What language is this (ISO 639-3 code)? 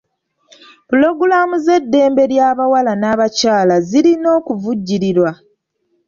lug